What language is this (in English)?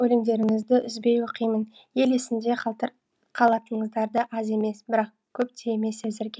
Kazakh